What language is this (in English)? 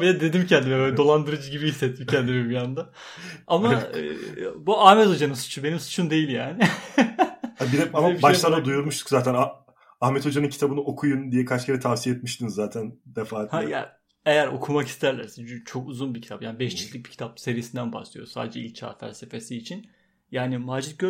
Turkish